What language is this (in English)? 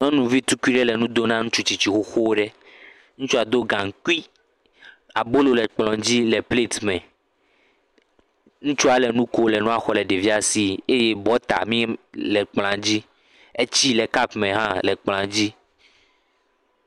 Ewe